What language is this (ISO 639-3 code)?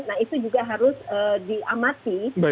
ind